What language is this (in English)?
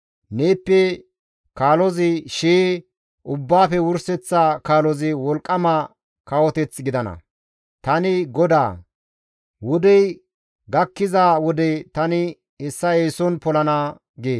Gamo